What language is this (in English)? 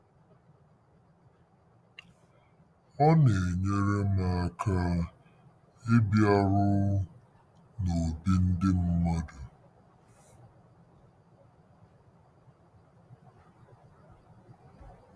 Igbo